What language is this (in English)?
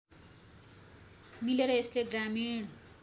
Nepali